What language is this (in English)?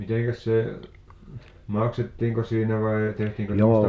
Finnish